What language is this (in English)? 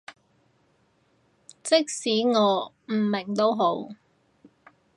Cantonese